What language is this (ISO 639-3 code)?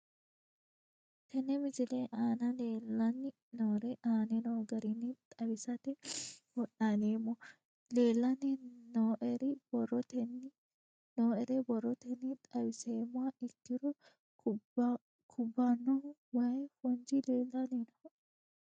sid